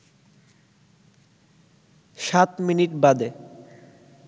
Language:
Bangla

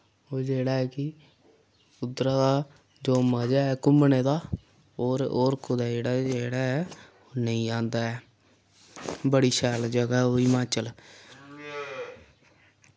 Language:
Dogri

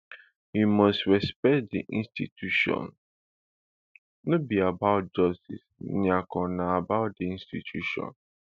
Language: Nigerian Pidgin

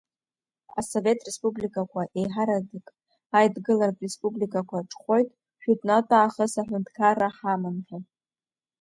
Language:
Abkhazian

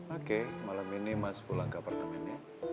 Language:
Indonesian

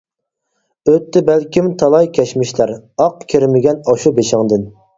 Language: Uyghur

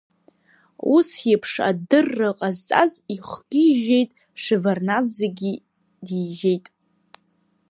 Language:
Abkhazian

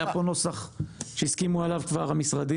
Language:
Hebrew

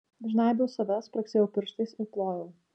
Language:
Lithuanian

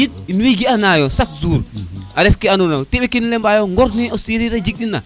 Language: Serer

